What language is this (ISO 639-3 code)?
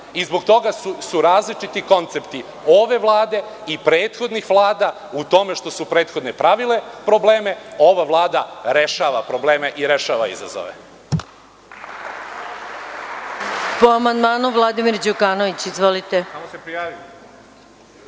srp